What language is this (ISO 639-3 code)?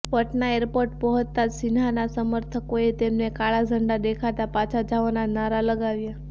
guj